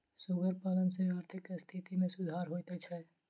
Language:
Maithili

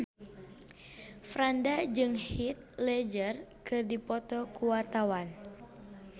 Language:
Sundanese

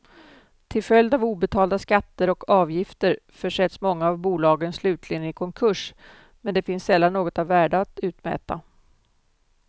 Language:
Swedish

